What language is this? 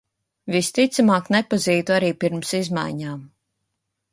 Latvian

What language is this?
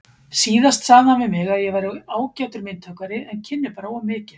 Icelandic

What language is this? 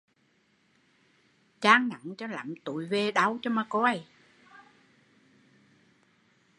Vietnamese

